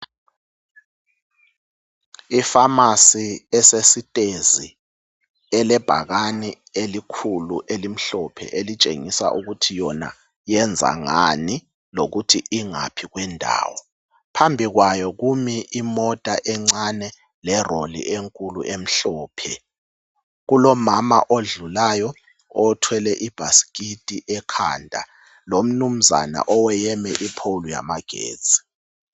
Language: North Ndebele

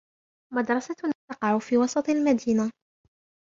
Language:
Arabic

